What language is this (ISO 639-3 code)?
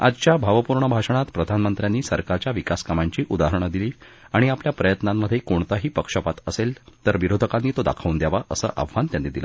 mar